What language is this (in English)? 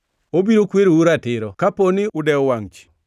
Luo (Kenya and Tanzania)